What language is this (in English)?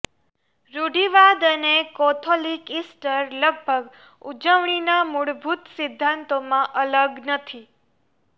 Gujarati